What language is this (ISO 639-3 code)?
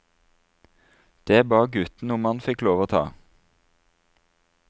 nor